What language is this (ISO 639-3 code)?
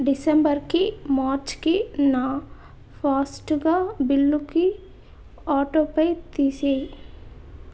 tel